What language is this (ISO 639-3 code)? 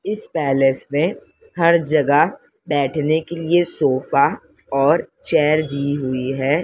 hin